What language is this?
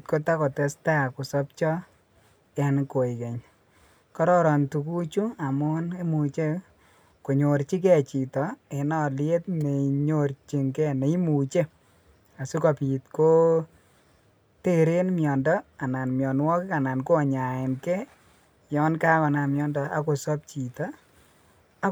Kalenjin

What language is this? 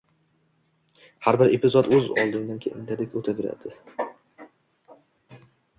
Uzbek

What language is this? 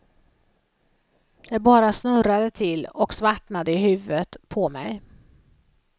Swedish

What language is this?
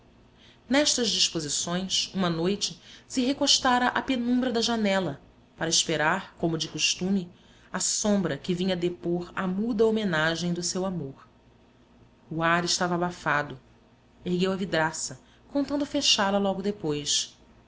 Portuguese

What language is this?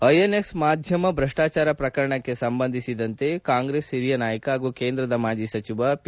Kannada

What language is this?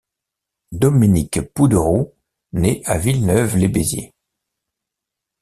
French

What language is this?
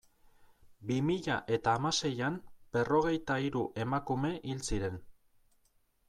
Basque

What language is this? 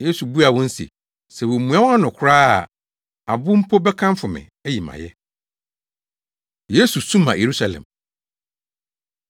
Akan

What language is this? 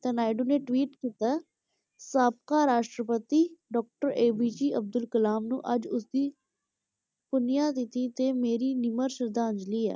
Punjabi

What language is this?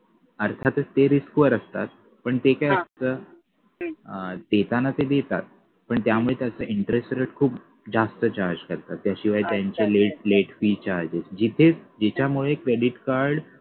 Marathi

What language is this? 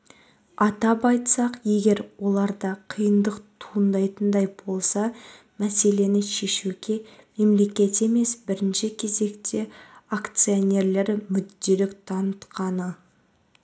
Kazakh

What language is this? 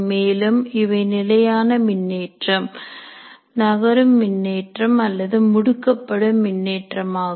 Tamil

